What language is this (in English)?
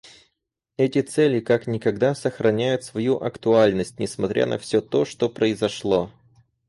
Russian